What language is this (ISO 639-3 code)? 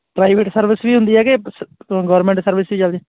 pan